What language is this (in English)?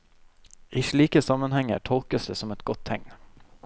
Norwegian